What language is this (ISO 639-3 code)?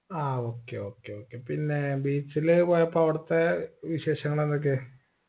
mal